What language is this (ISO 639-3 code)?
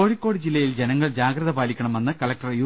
mal